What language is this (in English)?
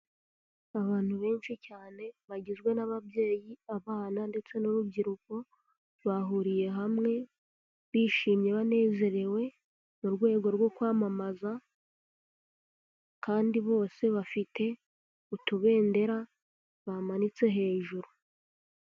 Kinyarwanda